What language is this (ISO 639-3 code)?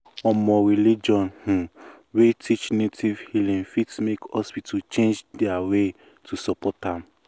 pcm